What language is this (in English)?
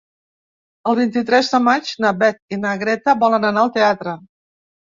Catalan